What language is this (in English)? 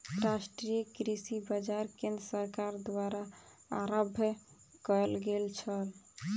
Maithili